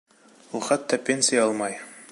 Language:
Bashkir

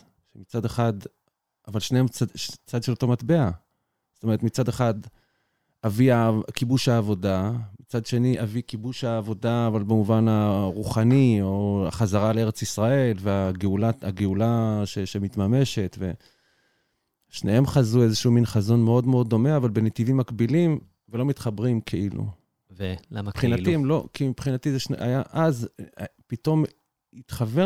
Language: Hebrew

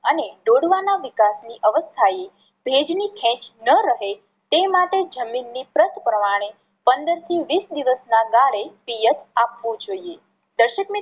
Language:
Gujarati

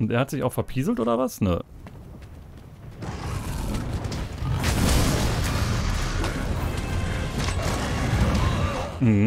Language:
German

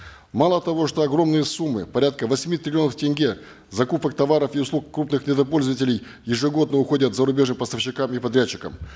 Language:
Kazakh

